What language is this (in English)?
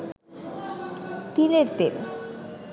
Bangla